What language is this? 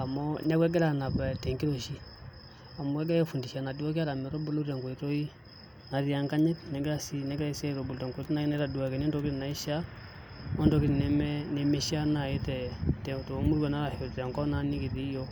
Masai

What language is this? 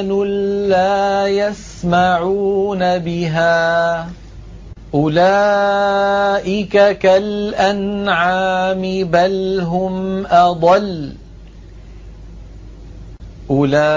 Arabic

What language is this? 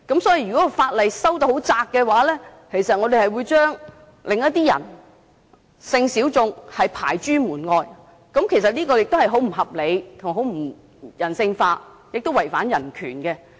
Cantonese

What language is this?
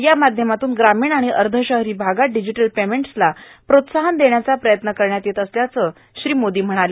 Marathi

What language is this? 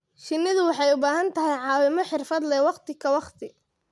Somali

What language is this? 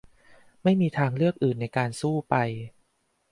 Thai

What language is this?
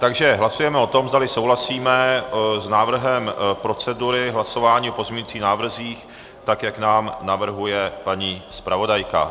Czech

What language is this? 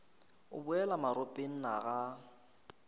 Northern Sotho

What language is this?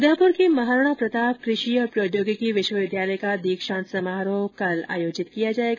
Hindi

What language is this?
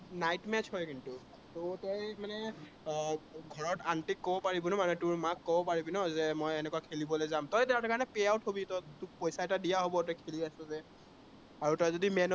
Assamese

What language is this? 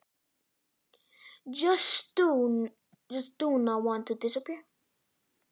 Icelandic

